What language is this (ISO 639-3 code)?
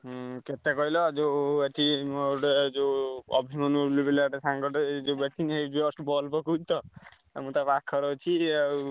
ori